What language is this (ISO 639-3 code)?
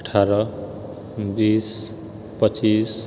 mai